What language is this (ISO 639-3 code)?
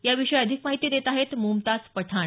mar